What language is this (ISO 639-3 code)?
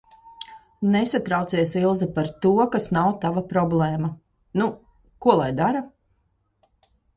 lav